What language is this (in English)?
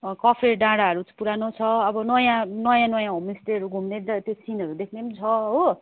Nepali